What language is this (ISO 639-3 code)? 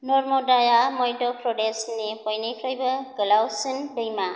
brx